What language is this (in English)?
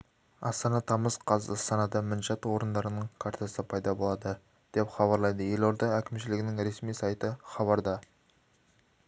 Kazakh